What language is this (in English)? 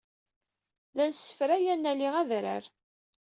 Kabyle